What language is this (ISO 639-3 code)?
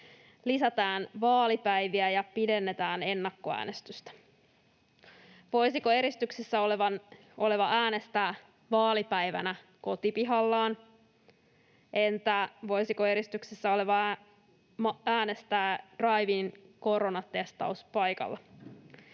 fin